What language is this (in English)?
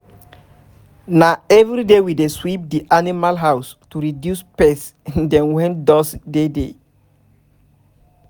Nigerian Pidgin